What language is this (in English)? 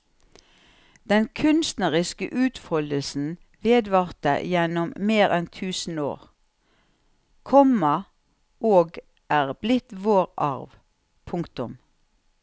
Norwegian